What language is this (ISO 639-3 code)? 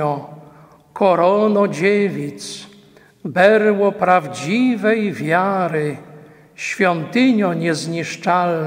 pol